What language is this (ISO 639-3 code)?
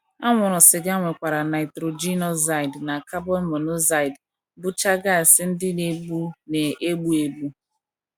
ibo